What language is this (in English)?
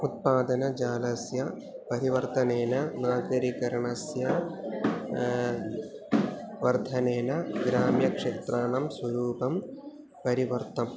Sanskrit